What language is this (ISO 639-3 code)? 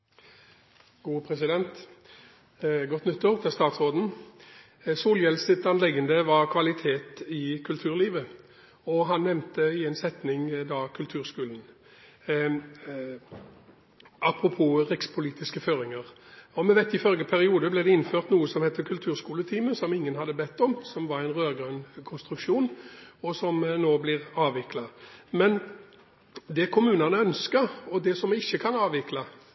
nor